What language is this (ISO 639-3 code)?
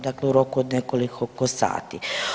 hrv